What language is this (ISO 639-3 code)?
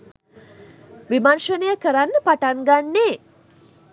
sin